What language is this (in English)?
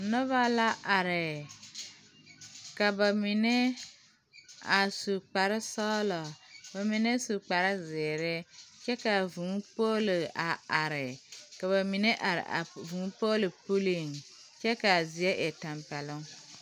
Southern Dagaare